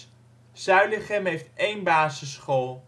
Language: Dutch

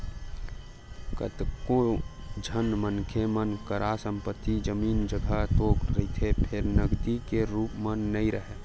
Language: Chhattisgarhi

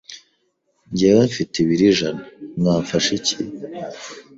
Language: Kinyarwanda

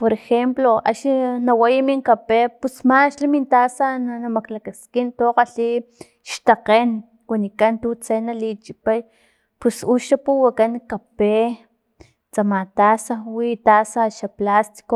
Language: Filomena Mata-Coahuitlán Totonac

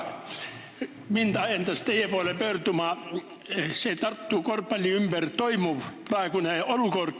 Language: Estonian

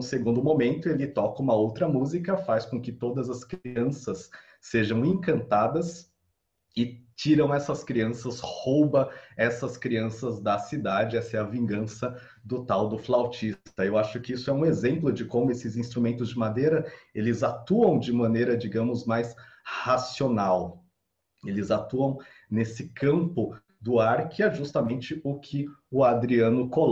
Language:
Portuguese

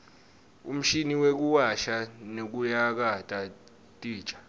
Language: Swati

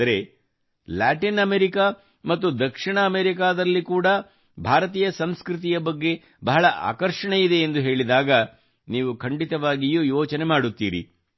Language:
Kannada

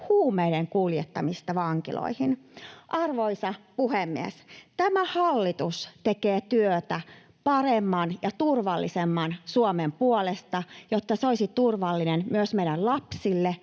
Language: Finnish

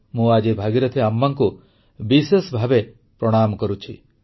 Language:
Odia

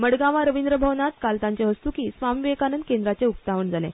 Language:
Konkani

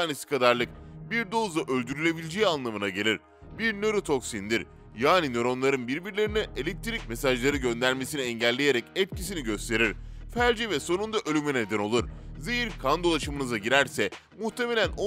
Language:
Turkish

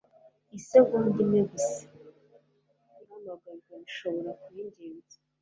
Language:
Kinyarwanda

